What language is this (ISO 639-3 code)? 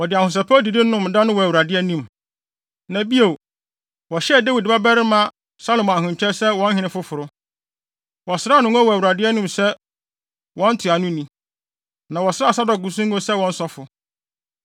aka